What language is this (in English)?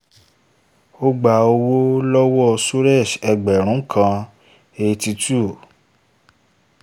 Yoruba